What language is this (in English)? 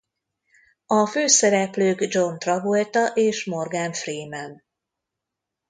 Hungarian